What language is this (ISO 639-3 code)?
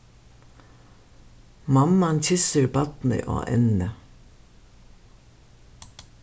fao